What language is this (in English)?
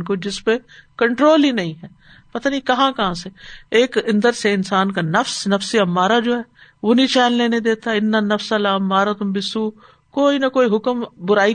Urdu